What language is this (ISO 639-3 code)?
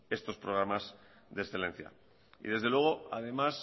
spa